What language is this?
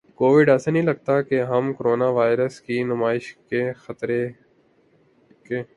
Urdu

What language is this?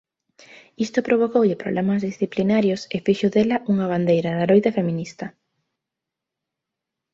Galician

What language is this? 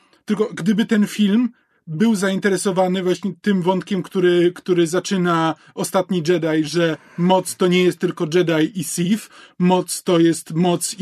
Polish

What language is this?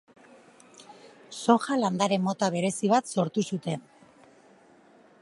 Basque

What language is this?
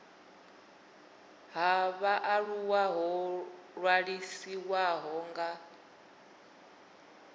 Venda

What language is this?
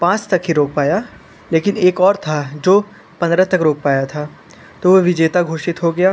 Hindi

